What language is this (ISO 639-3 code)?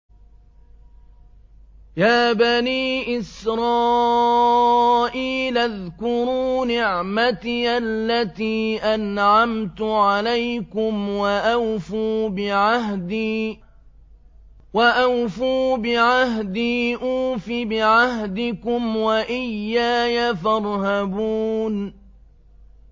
ara